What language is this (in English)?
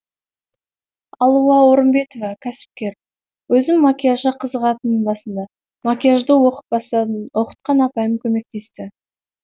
Kazakh